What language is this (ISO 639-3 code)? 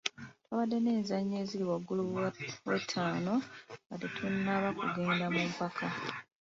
lug